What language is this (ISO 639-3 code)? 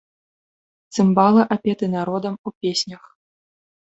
bel